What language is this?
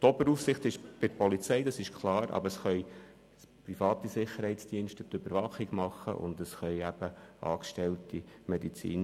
Swiss German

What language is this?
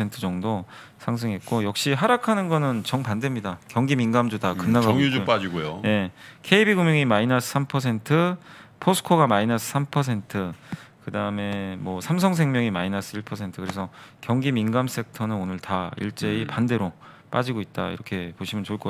Korean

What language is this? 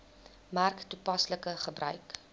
Afrikaans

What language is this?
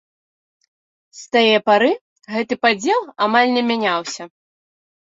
Belarusian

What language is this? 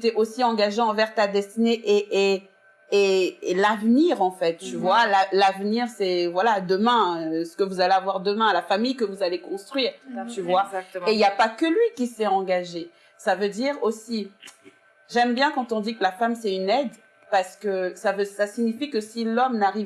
French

